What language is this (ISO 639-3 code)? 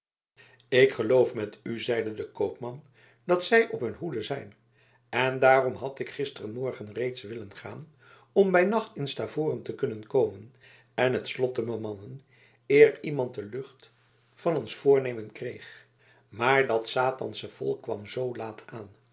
nld